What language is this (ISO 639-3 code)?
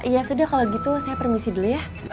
ind